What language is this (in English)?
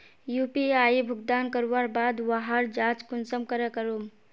Magahi